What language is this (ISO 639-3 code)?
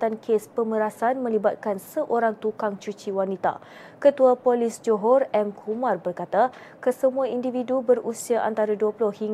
msa